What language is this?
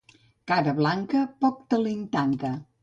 Catalan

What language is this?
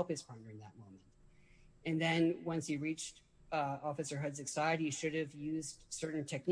English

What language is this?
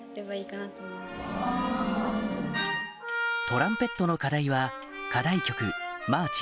Japanese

